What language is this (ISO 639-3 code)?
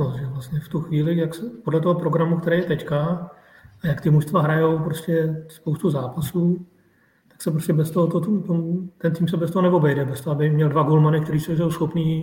ces